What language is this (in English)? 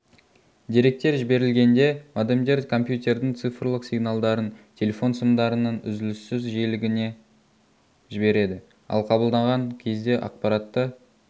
Kazakh